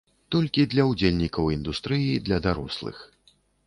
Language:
Belarusian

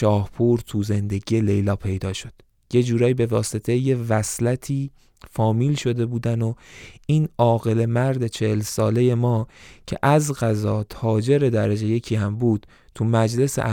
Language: Persian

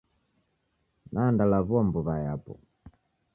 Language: Taita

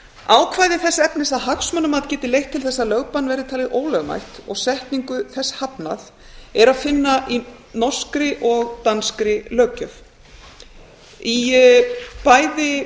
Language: Icelandic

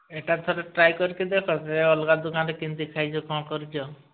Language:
Odia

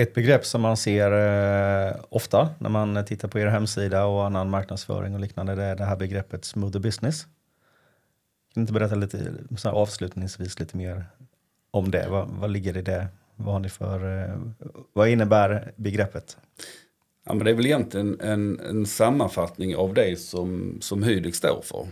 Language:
Swedish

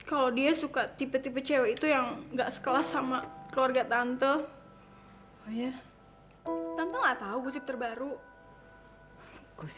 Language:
Indonesian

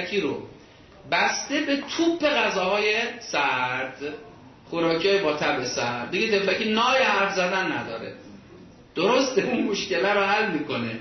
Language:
Persian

